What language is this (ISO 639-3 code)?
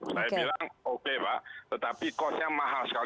ind